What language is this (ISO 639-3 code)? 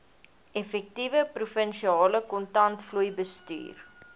afr